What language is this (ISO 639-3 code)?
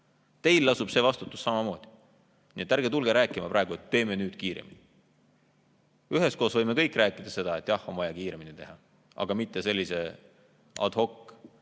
est